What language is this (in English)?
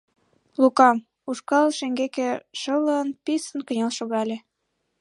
Mari